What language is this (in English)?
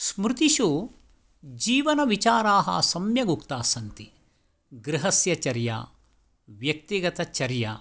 Sanskrit